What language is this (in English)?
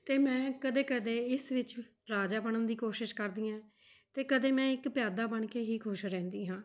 Punjabi